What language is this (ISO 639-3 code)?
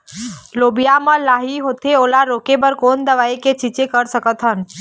hne